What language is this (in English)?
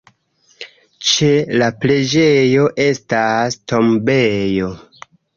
Esperanto